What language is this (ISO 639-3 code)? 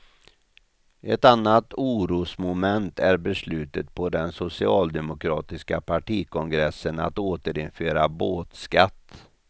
swe